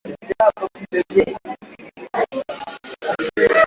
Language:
Swahili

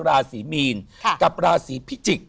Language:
Thai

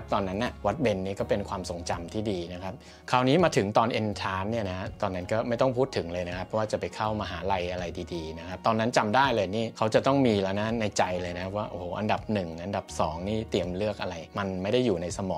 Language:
Thai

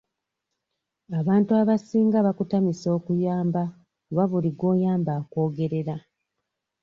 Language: Ganda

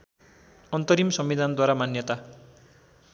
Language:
Nepali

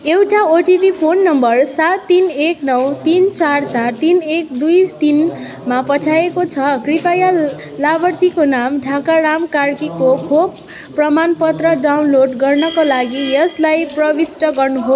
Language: Nepali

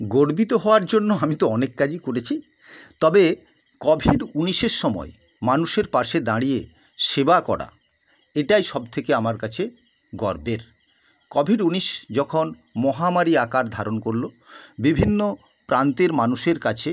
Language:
Bangla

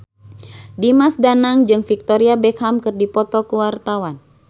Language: Sundanese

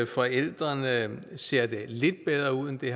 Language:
Danish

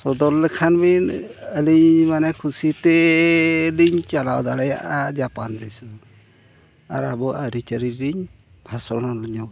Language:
Santali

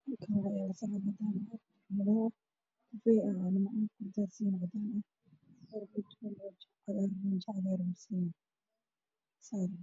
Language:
Somali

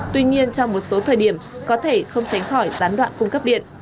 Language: Vietnamese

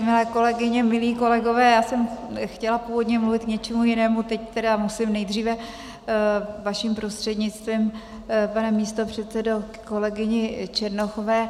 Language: Czech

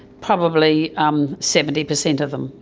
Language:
English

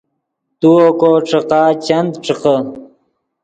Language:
Yidgha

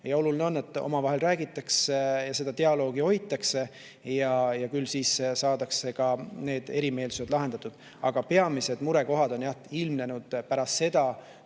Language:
Estonian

